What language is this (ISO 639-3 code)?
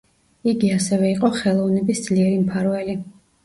kat